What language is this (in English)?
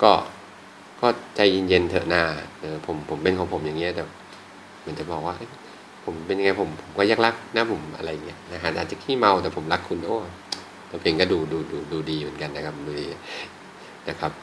Thai